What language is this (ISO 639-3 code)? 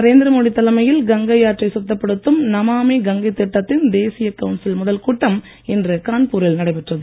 tam